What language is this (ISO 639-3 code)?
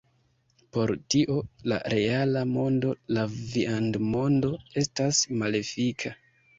epo